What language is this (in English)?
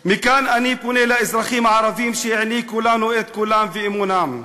Hebrew